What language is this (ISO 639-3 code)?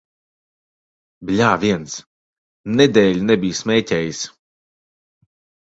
lav